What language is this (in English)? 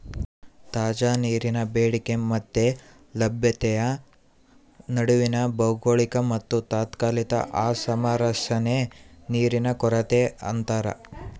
Kannada